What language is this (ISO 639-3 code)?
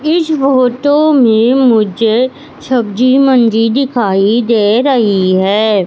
hin